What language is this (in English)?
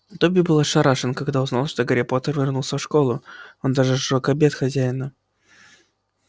Russian